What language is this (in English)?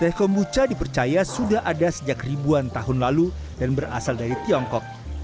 Indonesian